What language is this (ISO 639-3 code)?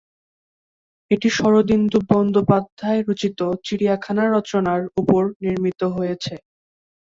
ben